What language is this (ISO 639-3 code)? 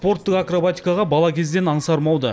kaz